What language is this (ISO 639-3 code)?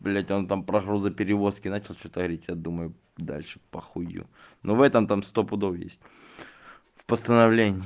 rus